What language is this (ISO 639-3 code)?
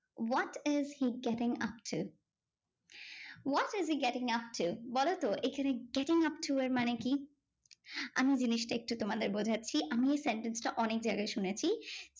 ben